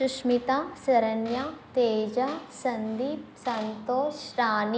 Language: Telugu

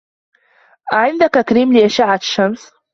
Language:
Arabic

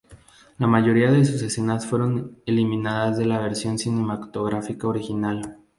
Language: Spanish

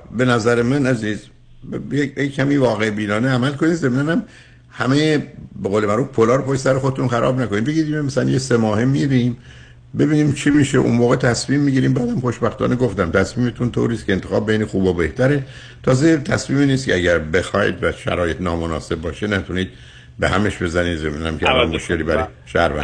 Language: Persian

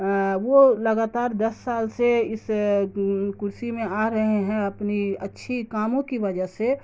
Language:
Urdu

